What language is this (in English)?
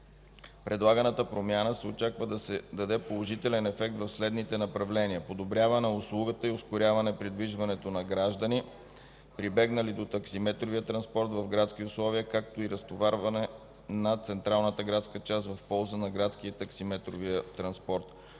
Bulgarian